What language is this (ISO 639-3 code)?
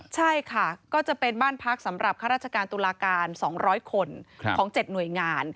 tha